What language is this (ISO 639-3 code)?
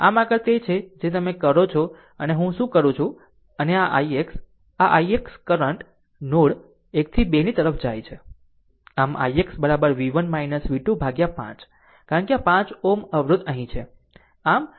guj